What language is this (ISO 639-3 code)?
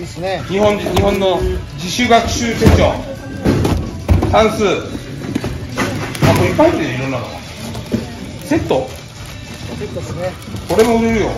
jpn